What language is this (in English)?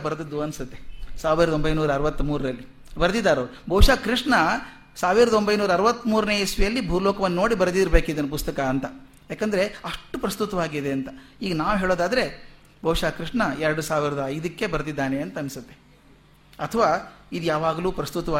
Kannada